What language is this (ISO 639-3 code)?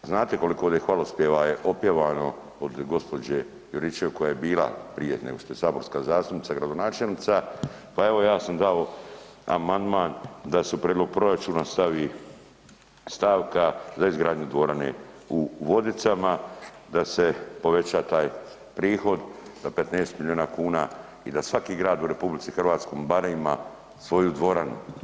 hrv